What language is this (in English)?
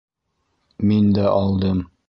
Bashkir